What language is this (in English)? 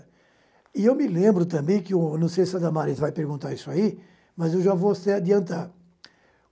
Portuguese